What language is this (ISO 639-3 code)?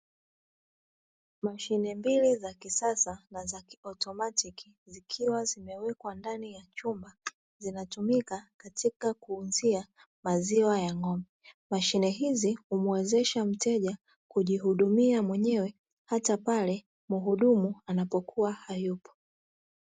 swa